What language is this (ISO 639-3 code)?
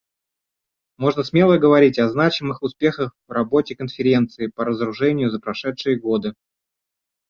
rus